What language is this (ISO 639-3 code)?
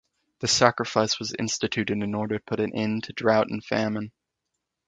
eng